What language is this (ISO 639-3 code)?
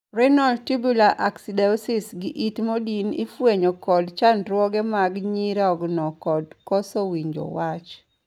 luo